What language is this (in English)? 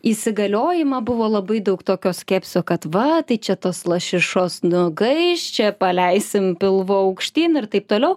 Lithuanian